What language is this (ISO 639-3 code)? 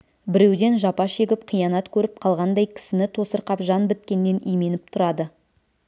kaz